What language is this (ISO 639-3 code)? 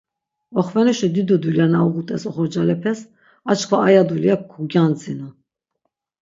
lzz